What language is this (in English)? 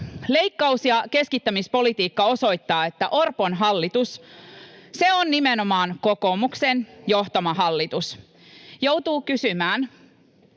Finnish